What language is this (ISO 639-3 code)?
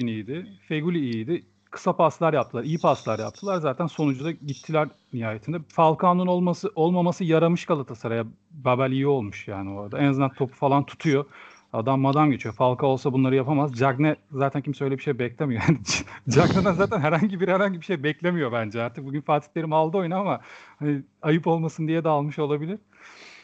tur